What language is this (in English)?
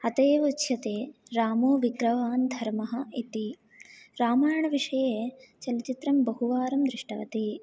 Sanskrit